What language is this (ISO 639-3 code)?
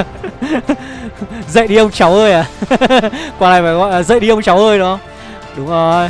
vie